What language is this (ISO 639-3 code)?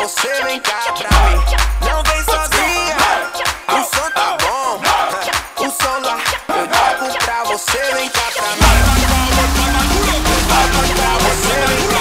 fra